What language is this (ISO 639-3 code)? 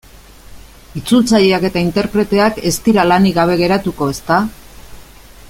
eus